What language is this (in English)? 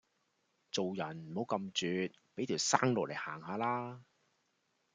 Cantonese